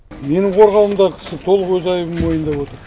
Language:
Kazakh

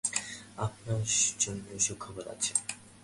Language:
Bangla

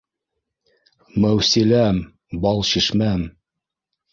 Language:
Bashkir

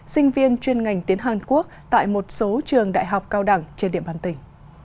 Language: Vietnamese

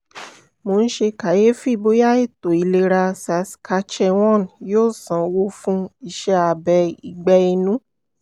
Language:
Yoruba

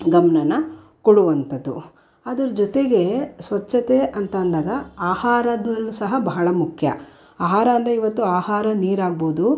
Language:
Kannada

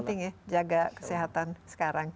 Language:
Indonesian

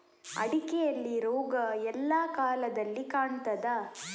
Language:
Kannada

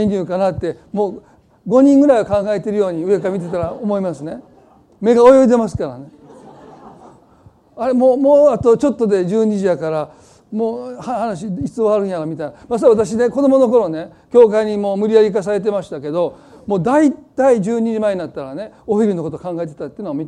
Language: Japanese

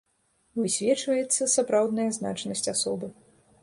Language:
Belarusian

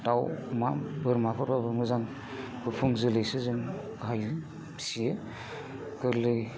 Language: Bodo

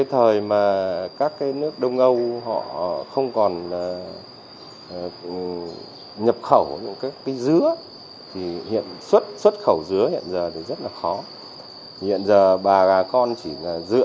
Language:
Vietnamese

